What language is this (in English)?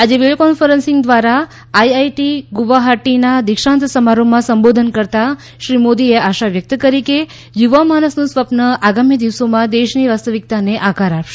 Gujarati